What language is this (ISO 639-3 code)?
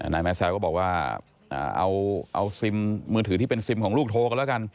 tha